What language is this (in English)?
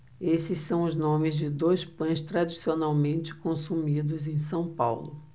Portuguese